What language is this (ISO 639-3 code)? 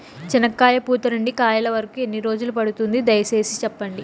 tel